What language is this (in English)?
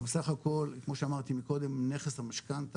Hebrew